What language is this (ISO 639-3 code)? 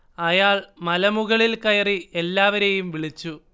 mal